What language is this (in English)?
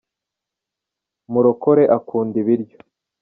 Kinyarwanda